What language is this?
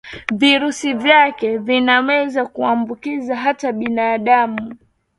Swahili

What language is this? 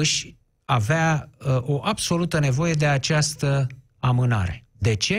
Romanian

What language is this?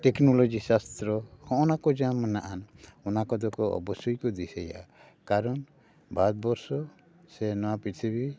Santali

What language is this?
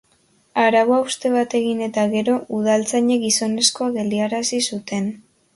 Basque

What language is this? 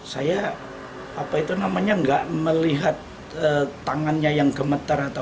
Indonesian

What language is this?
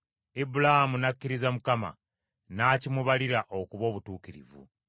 Ganda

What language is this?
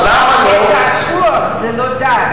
Hebrew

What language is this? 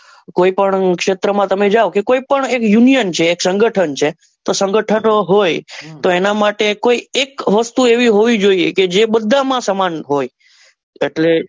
Gujarati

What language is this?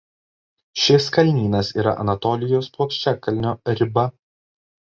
Lithuanian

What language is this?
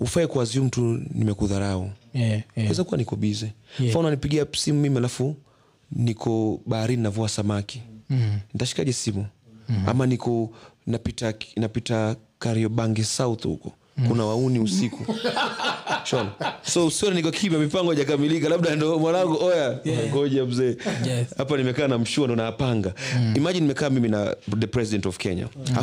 Swahili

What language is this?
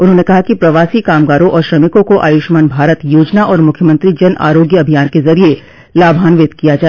Hindi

